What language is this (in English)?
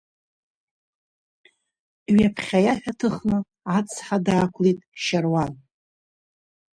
Abkhazian